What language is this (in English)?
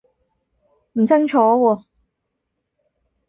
Cantonese